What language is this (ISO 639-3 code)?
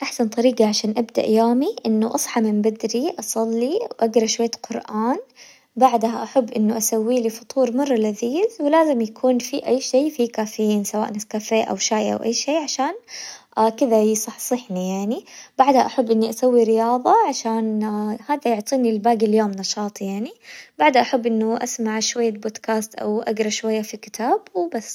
acw